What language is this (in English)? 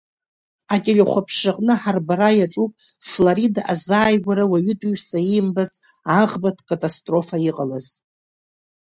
Abkhazian